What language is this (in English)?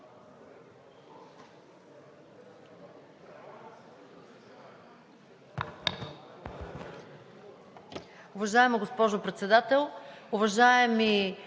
Bulgarian